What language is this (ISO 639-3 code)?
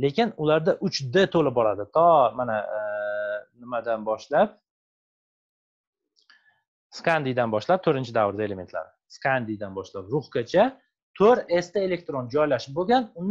tur